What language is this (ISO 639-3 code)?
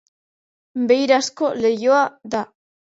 eus